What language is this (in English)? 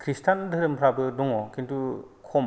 Bodo